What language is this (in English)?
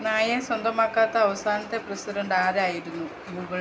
Malayalam